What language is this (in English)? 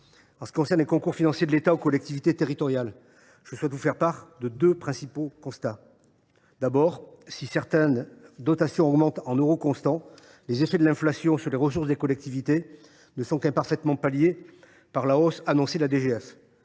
French